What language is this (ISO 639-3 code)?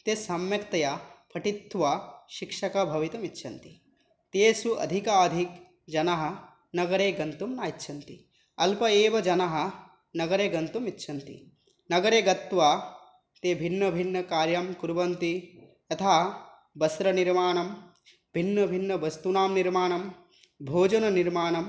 san